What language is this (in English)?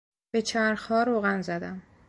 Persian